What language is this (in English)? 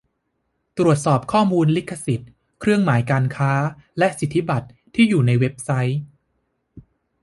Thai